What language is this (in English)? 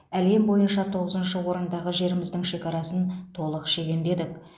Kazakh